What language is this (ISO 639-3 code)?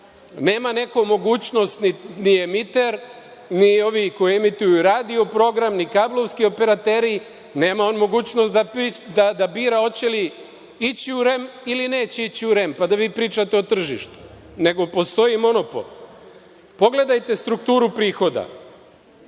srp